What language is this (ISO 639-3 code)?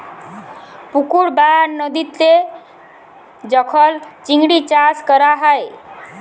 ben